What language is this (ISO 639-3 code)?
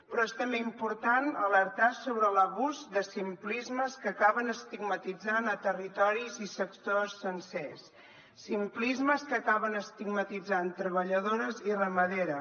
cat